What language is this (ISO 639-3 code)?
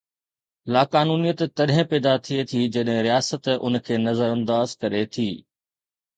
snd